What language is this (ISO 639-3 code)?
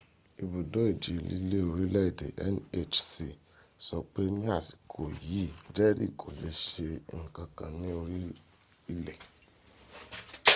yor